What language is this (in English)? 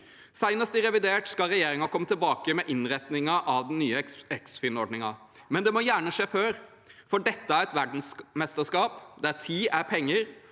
Norwegian